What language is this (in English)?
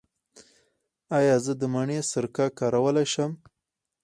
Pashto